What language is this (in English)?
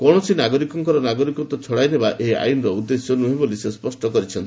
Odia